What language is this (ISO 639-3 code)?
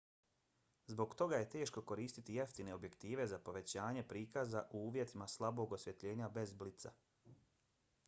bos